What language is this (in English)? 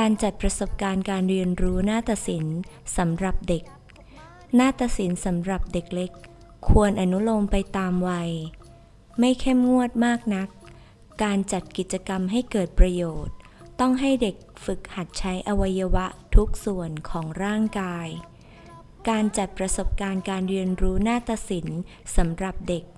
Thai